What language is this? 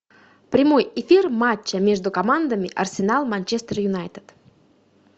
Russian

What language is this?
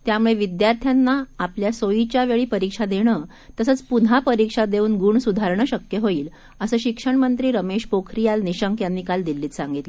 Marathi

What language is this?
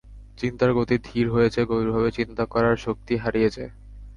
Bangla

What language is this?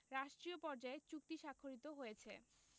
Bangla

